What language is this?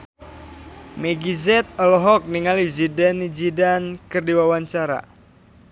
Sundanese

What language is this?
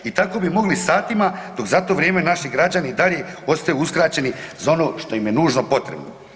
Croatian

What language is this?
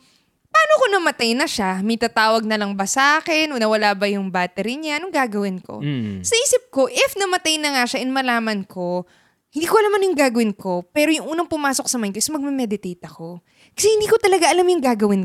Filipino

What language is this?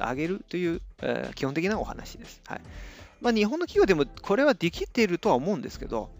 Japanese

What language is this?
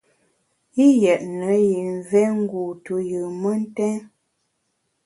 Bamun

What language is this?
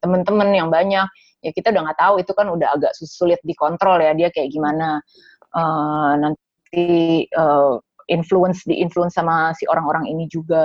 Indonesian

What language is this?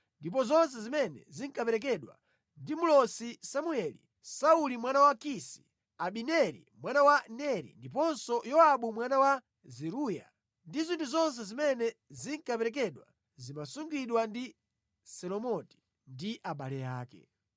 Nyanja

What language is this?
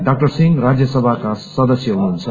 Nepali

